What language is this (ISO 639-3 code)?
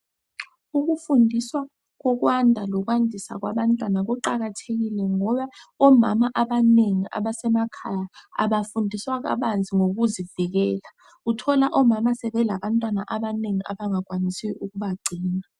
nde